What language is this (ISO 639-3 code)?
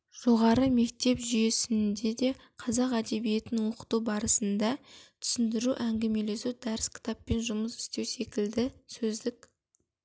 kaz